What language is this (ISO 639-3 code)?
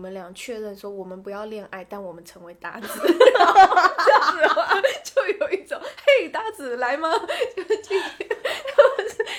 zho